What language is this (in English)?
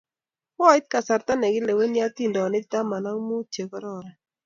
Kalenjin